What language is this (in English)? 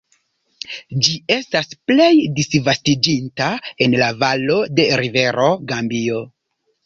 Esperanto